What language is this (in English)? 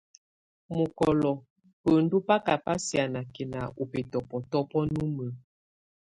Tunen